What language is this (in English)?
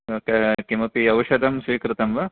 Sanskrit